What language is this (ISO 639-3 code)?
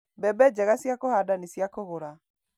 kik